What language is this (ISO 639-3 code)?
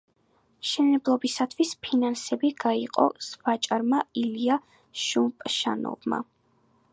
kat